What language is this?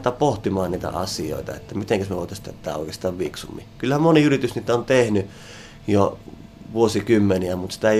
Finnish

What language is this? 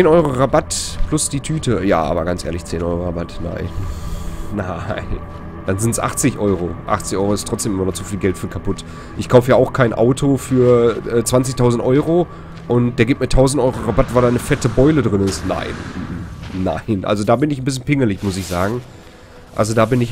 German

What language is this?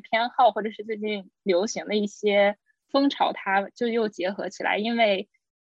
Chinese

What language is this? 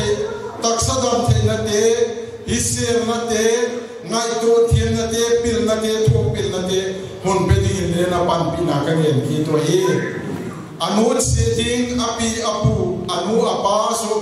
Arabic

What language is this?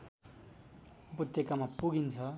Nepali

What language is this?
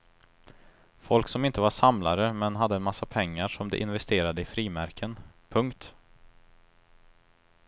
Swedish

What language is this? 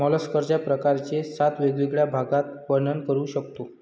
Marathi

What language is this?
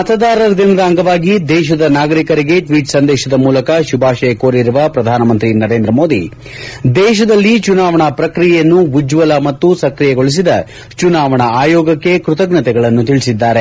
Kannada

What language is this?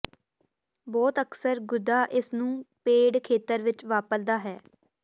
Punjabi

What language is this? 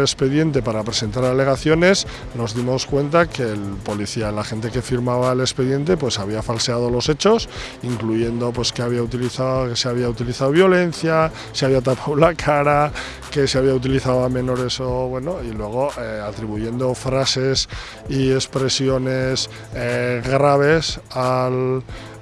Spanish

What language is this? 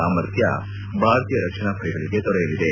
Kannada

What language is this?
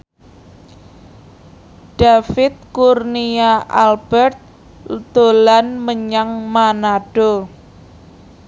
Javanese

